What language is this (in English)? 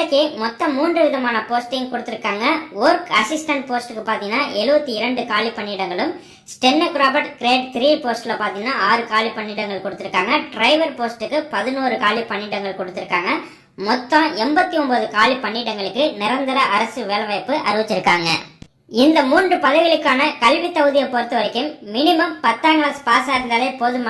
Romanian